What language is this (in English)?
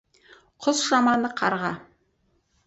Kazakh